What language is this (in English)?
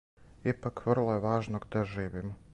Serbian